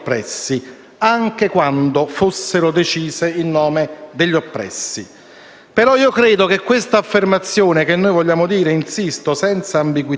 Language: Italian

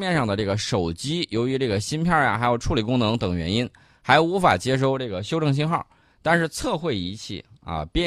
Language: Chinese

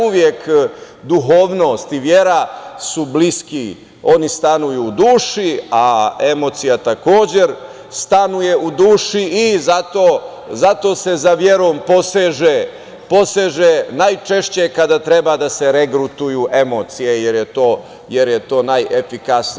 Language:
Serbian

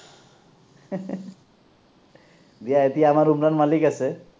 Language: Assamese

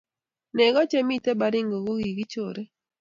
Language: Kalenjin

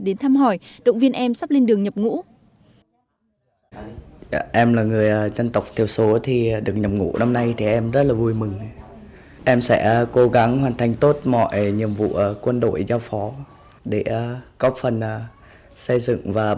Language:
Vietnamese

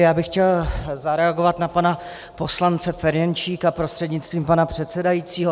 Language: Czech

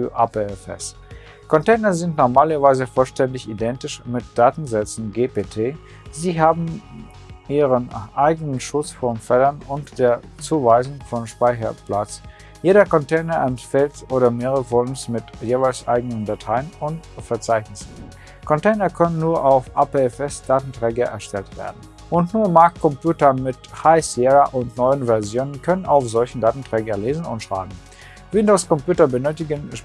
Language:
German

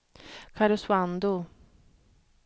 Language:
Swedish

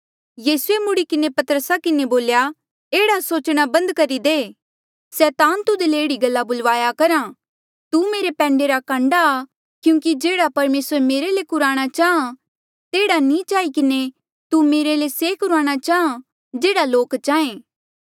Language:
Mandeali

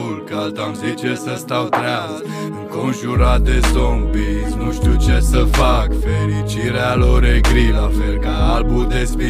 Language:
Romanian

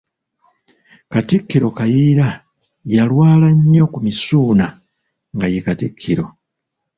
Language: Ganda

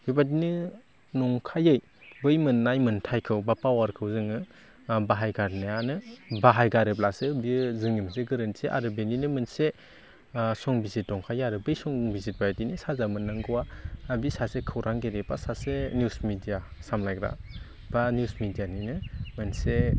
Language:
Bodo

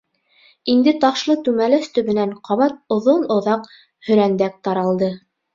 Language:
Bashkir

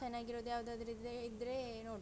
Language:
Kannada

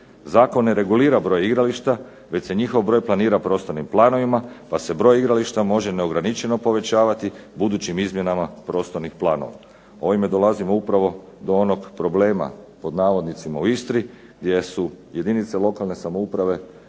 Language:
Croatian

